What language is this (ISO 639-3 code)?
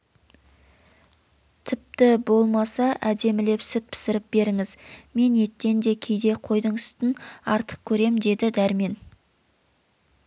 kaz